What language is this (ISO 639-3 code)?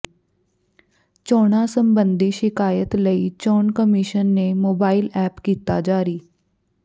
pan